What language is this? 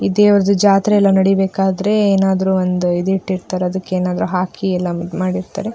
Kannada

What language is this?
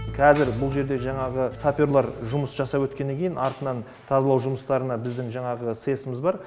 Kazakh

